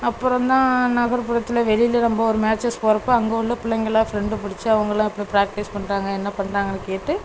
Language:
Tamil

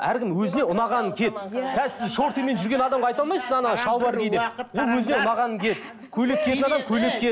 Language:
Kazakh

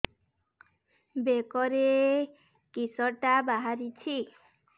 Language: Odia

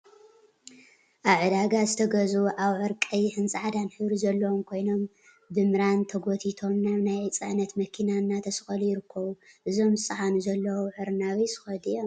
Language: Tigrinya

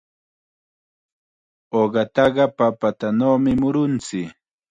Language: Chiquián Ancash Quechua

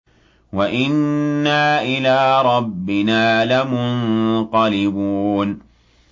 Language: Arabic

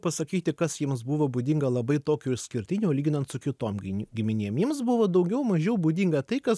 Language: Lithuanian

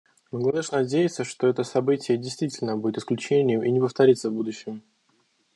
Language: Russian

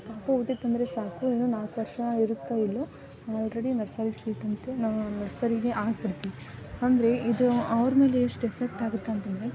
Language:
Kannada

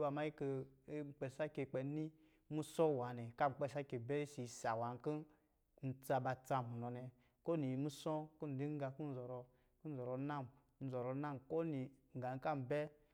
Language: Lijili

